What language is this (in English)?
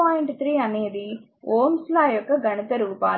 Telugu